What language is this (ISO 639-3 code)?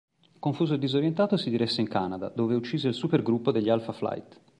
ita